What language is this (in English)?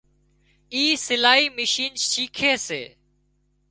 Wadiyara Koli